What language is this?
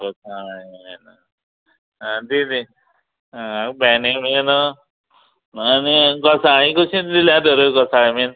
Konkani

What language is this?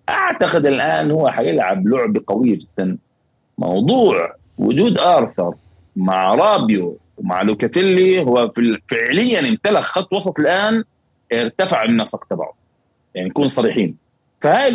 Arabic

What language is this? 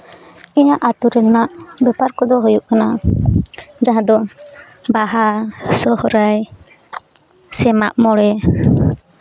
Santali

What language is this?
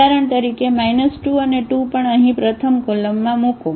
Gujarati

